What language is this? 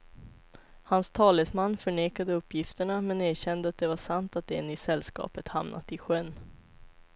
Swedish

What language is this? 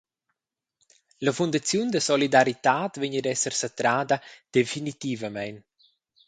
Romansh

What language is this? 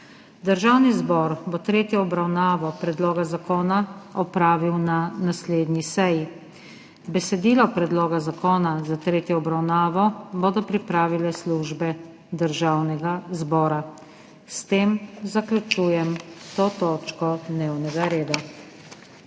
Slovenian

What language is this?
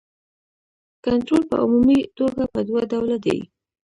Pashto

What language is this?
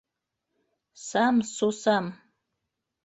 Bashkir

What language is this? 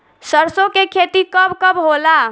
Bhojpuri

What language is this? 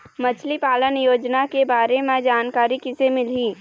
Chhattisgarhi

